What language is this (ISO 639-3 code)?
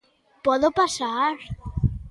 glg